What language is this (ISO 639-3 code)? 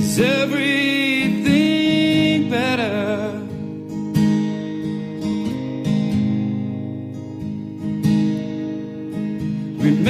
deu